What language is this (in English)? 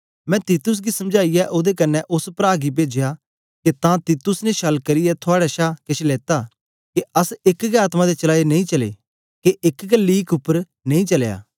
Dogri